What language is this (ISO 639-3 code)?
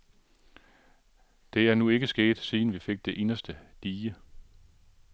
dan